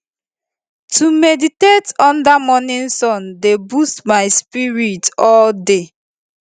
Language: Nigerian Pidgin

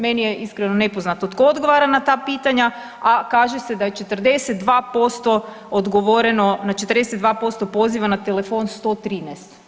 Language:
Croatian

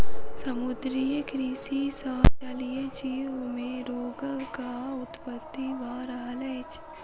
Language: Maithili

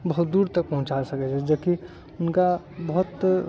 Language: Maithili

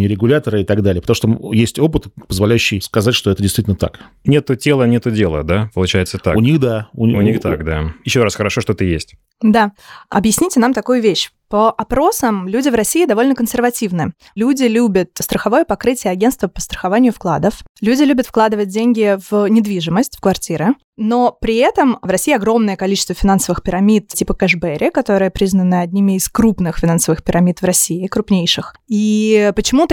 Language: Russian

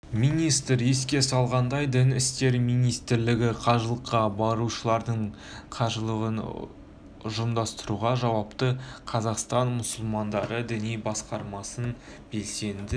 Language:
Kazakh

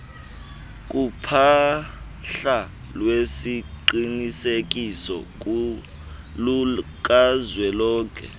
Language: Xhosa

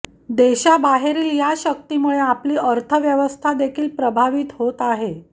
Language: Marathi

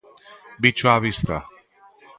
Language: Galician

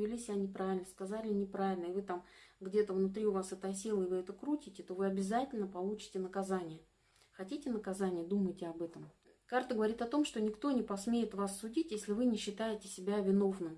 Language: Russian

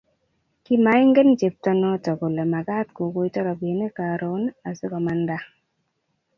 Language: Kalenjin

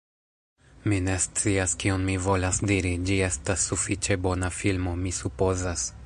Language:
Esperanto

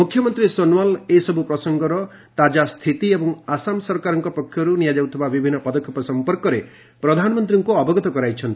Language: Odia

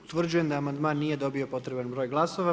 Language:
Croatian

